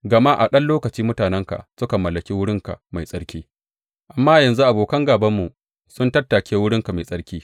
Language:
Hausa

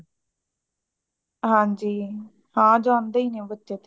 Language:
Punjabi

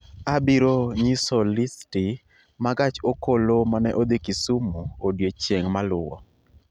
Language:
Luo (Kenya and Tanzania)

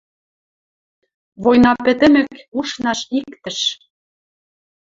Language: Western Mari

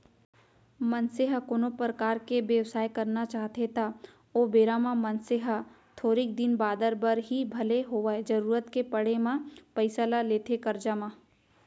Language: Chhattisgarhi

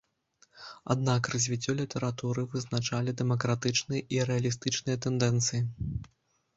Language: Belarusian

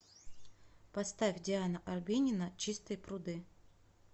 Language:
Russian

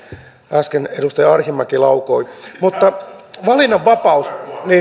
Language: Finnish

